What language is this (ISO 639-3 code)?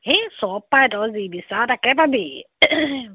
asm